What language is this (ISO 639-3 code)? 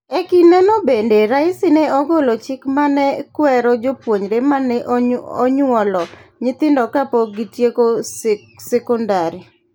luo